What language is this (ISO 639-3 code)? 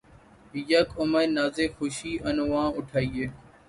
urd